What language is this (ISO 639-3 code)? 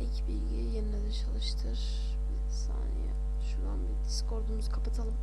tur